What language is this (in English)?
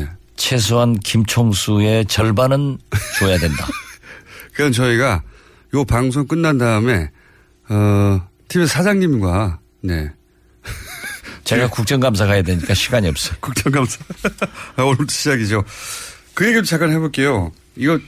Korean